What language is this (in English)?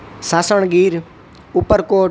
Gujarati